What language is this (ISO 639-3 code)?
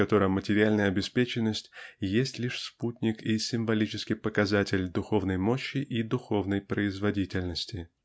rus